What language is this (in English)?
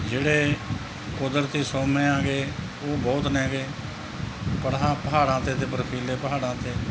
Punjabi